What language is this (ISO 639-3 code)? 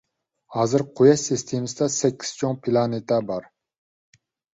uig